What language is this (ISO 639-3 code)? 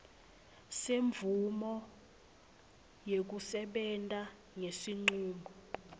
ssw